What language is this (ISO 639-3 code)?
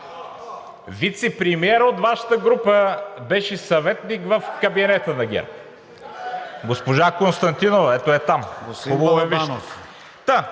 bul